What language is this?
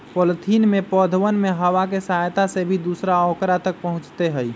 Magahi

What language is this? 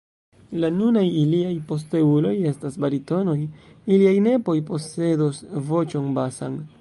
Esperanto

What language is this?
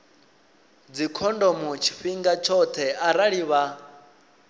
Venda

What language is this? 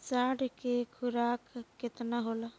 Bhojpuri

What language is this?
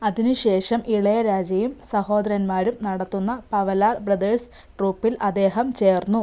Malayalam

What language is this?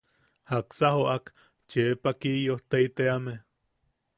Yaqui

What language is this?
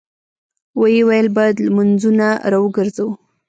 Pashto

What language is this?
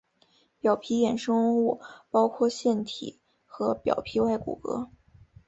Chinese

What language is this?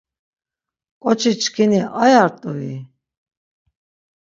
Laz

